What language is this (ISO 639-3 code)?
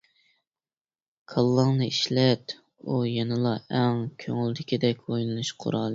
uig